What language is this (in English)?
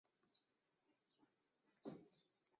Chinese